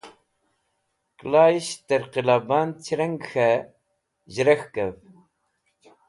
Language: Wakhi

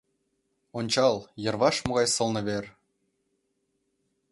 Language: Mari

